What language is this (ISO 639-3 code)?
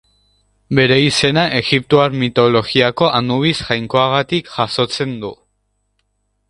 eus